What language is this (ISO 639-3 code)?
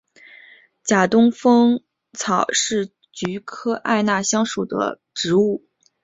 zho